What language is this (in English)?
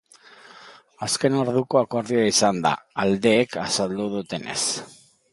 Basque